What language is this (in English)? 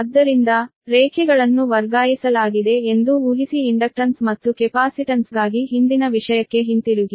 Kannada